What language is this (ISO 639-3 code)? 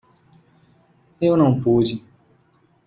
por